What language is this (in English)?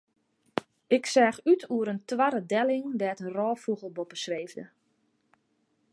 Western Frisian